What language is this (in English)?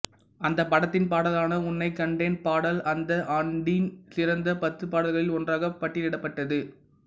Tamil